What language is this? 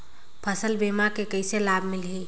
Chhattisgarhi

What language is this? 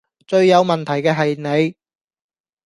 Cantonese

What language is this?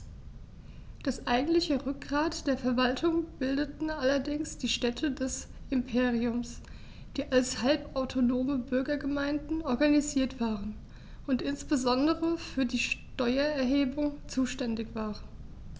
German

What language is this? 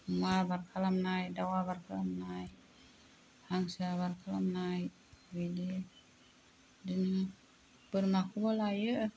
Bodo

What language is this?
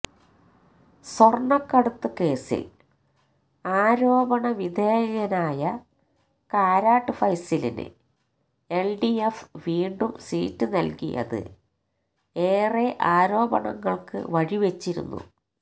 Malayalam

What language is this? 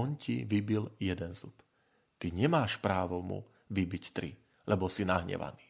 Slovak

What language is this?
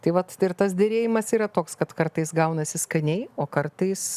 Lithuanian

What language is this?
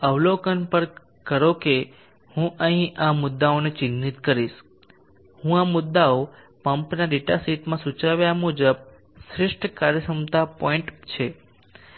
Gujarati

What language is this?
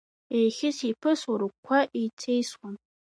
Abkhazian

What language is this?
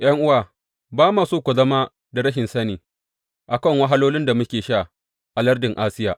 Hausa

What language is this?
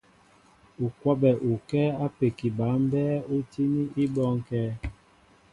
Mbo (Cameroon)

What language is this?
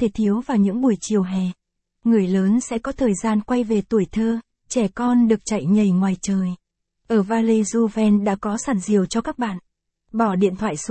Vietnamese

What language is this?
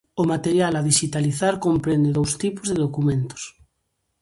Galician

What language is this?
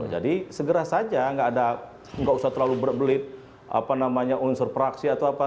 Indonesian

